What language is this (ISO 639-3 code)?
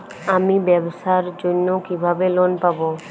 ben